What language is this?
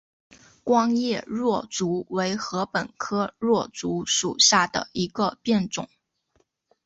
Chinese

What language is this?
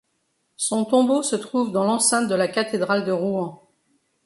French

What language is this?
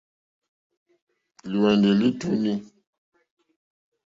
Mokpwe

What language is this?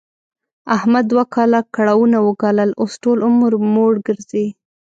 Pashto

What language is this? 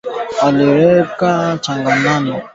Swahili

